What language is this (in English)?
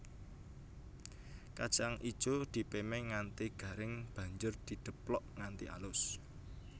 Javanese